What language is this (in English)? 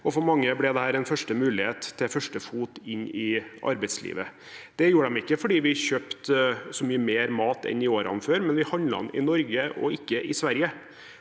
Norwegian